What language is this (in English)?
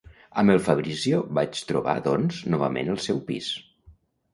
Catalan